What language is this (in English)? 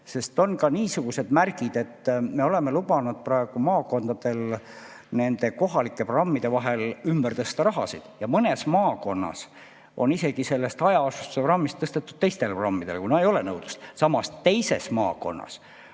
Estonian